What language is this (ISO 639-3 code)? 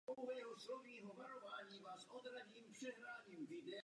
ces